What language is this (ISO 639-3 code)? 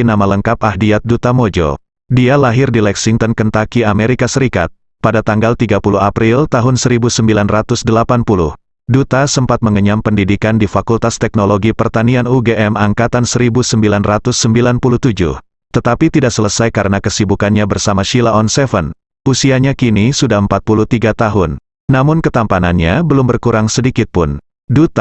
ind